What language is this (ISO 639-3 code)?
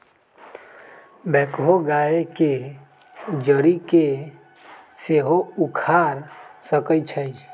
mag